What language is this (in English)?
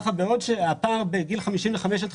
Hebrew